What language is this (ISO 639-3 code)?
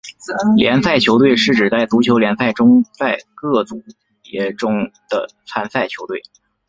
zho